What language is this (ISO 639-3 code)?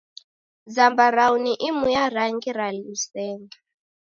dav